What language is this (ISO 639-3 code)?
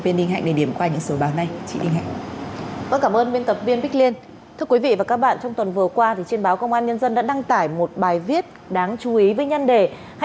vie